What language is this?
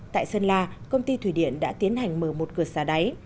Vietnamese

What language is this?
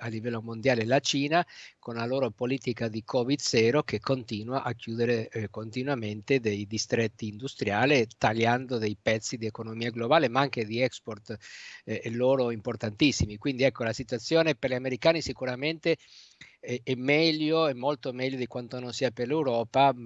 Italian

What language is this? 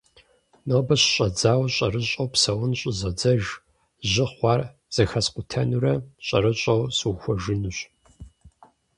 Kabardian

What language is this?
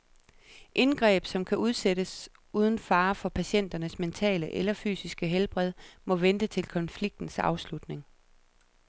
Danish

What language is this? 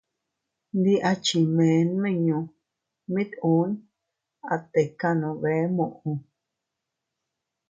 Teutila Cuicatec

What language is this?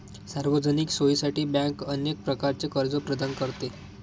Marathi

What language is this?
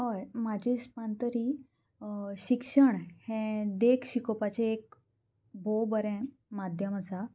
Konkani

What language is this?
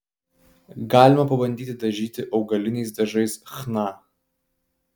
Lithuanian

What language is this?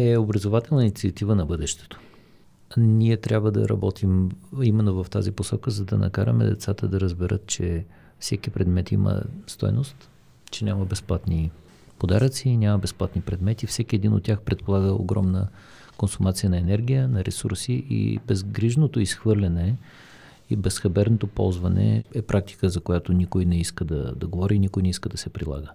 Bulgarian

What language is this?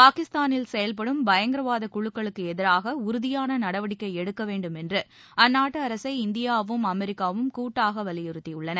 Tamil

